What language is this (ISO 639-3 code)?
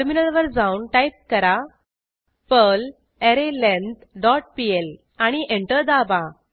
mar